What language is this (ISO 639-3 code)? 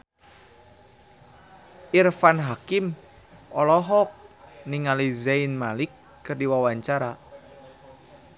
sun